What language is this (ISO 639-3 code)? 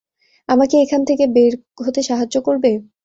ben